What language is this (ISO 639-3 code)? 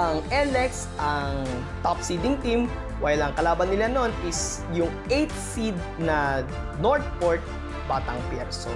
fil